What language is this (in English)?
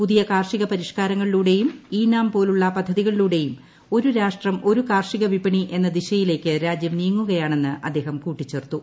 Malayalam